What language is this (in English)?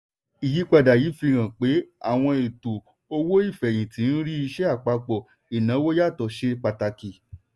Yoruba